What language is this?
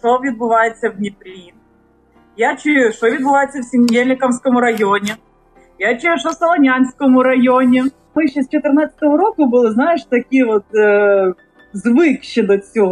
Ukrainian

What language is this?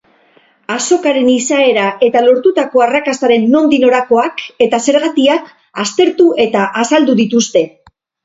Basque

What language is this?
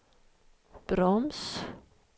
Swedish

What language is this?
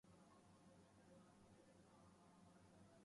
Urdu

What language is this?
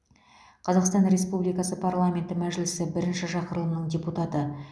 Kazakh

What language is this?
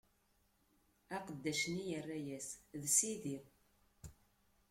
Kabyle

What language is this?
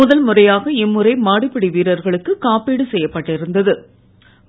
Tamil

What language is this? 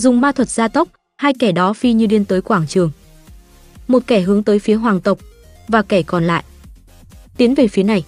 Vietnamese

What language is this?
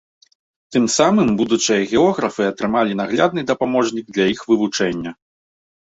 Belarusian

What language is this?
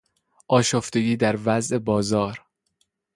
Persian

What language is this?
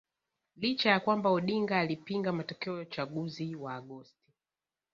Swahili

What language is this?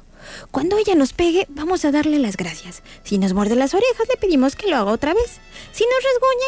Spanish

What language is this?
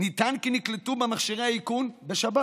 Hebrew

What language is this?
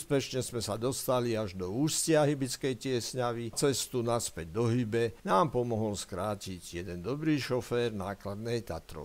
Slovak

